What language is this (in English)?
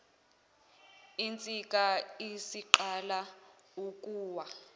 Zulu